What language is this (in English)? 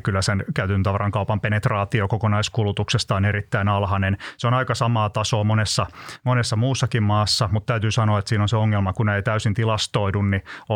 Finnish